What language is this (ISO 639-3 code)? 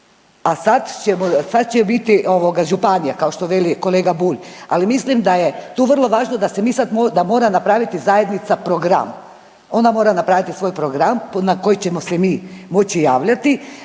hrv